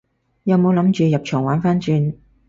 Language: Cantonese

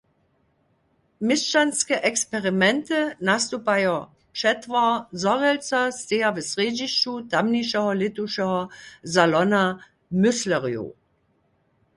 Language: Upper Sorbian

